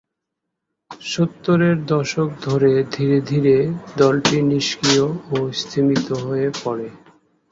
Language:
Bangla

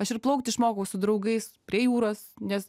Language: Lithuanian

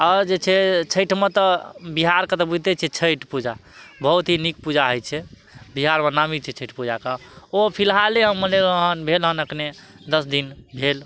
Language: Maithili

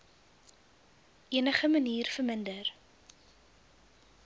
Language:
Afrikaans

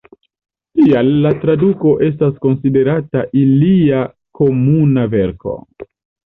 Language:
Esperanto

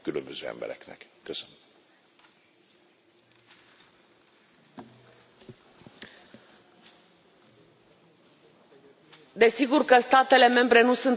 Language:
Romanian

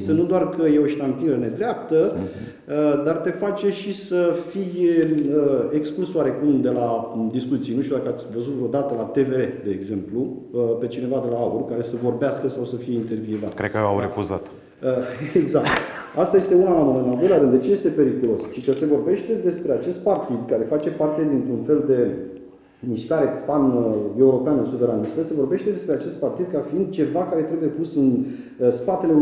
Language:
Romanian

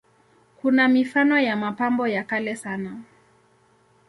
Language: Swahili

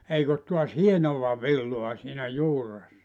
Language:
Finnish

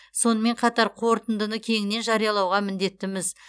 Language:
Kazakh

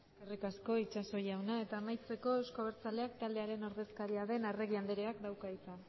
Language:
Basque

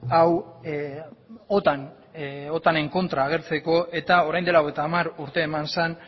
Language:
Basque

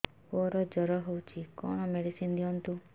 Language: Odia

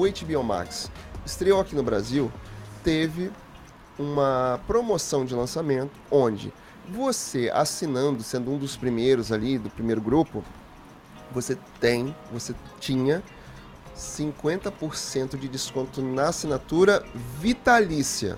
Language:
Portuguese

